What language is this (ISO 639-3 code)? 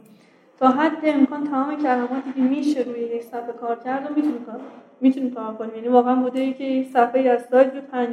fas